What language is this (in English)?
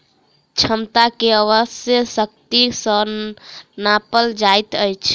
Maithili